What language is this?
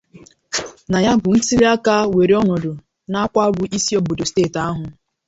Igbo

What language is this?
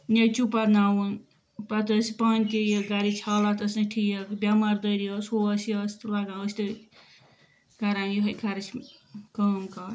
Kashmiri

